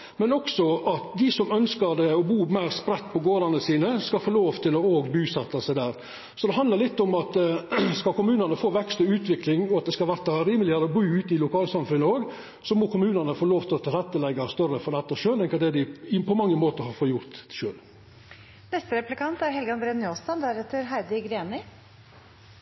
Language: Norwegian Nynorsk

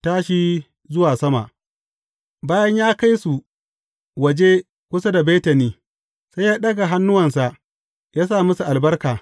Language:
Hausa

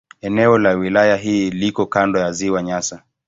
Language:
Swahili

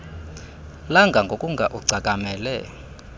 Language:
Xhosa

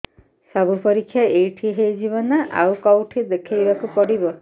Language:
Odia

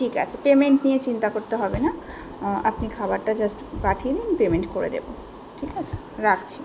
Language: Bangla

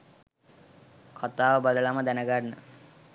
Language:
Sinhala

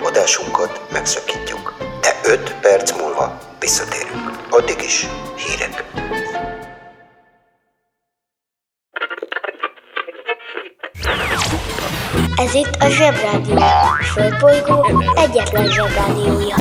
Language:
Hungarian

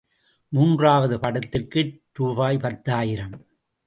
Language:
Tamil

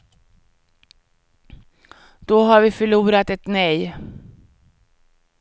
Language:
Swedish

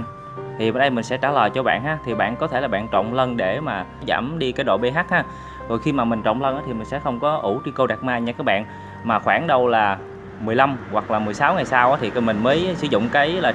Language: Vietnamese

